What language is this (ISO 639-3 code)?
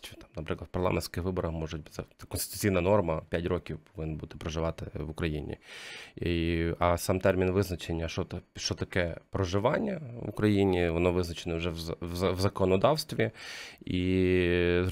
ukr